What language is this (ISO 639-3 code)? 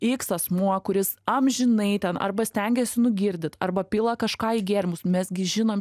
lit